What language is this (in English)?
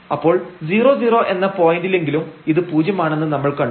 Malayalam